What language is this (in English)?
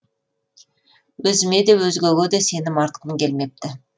Kazakh